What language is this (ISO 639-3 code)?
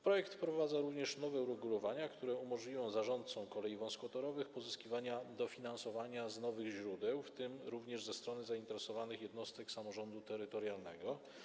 pol